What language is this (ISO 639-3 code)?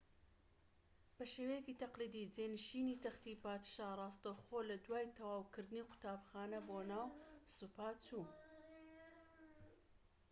ckb